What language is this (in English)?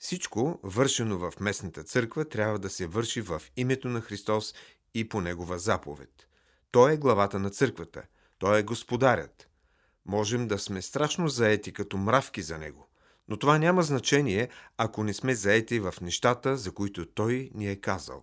Bulgarian